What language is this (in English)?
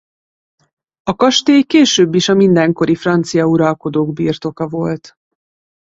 Hungarian